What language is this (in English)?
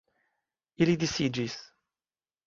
Esperanto